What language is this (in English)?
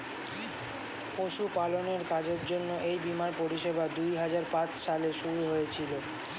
Bangla